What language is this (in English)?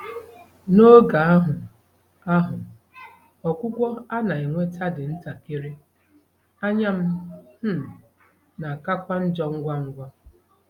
Igbo